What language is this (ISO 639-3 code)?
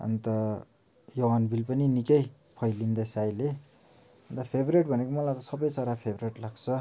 nep